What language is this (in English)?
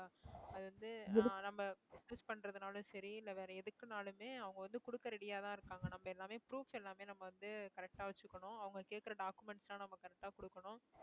Tamil